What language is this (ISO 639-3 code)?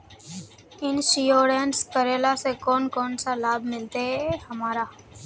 mag